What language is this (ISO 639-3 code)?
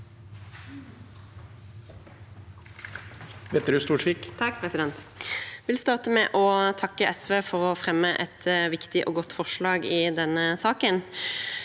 nor